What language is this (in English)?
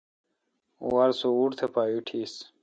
Kalkoti